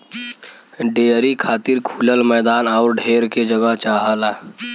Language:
Bhojpuri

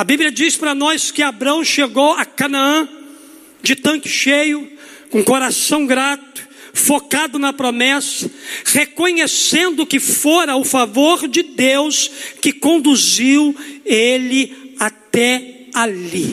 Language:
Portuguese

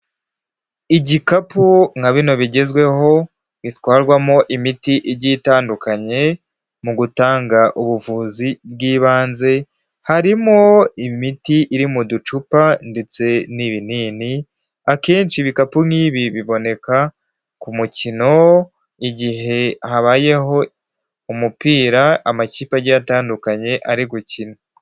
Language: Kinyarwanda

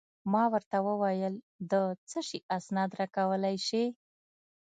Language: Pashto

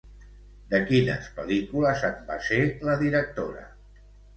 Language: Catalan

